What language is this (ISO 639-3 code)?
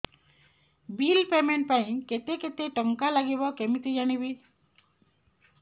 ori